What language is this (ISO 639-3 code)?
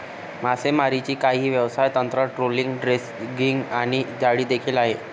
mar